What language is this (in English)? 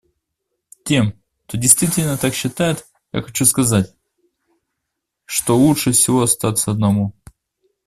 Russian